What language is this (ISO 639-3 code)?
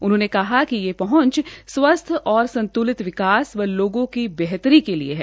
hin